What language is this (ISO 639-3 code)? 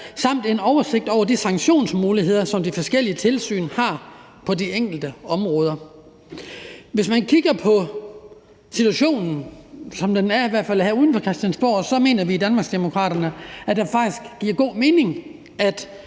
dan